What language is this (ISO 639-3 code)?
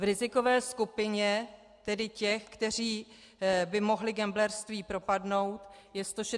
ces